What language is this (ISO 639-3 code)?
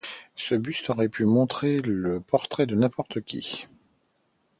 fra